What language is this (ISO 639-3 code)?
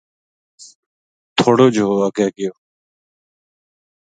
gju